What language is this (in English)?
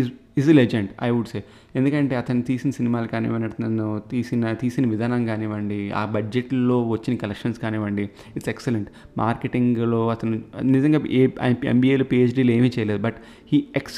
Telugu